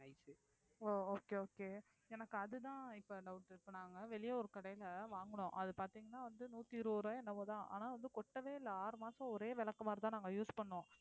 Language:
Tamil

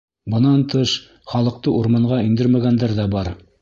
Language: Bashkir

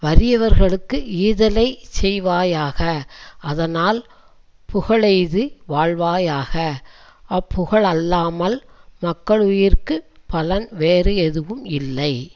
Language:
Tamil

